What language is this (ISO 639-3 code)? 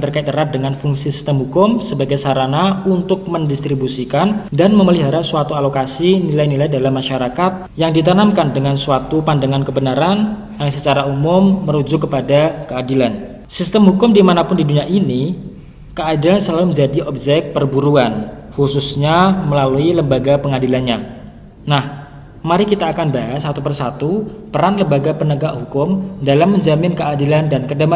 ind